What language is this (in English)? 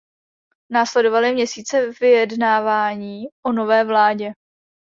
Czech